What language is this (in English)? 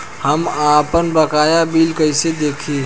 Bhojpuri